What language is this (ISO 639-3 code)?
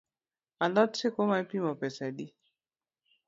luo